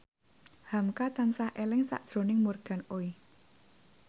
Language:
Javanese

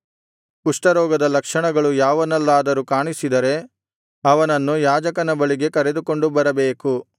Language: Kannada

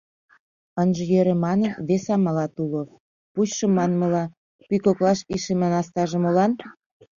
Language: Mari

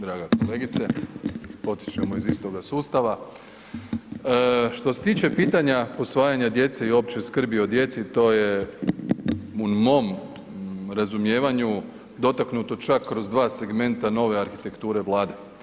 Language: Croatian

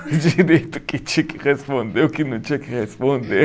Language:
Portuguese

